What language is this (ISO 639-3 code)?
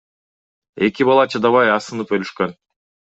kir